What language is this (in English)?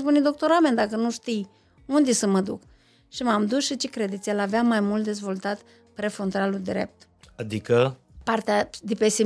Romanian